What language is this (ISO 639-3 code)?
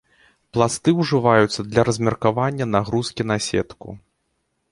bel